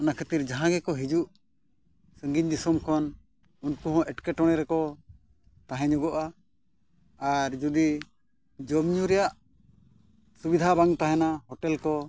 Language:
Santali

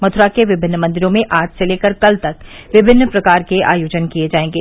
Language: Hindi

